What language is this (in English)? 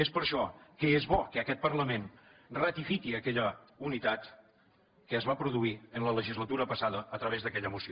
Catalan